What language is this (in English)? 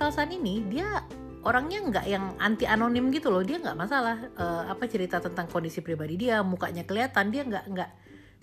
Indonesian